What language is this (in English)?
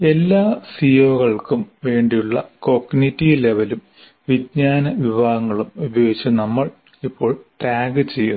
Malayalam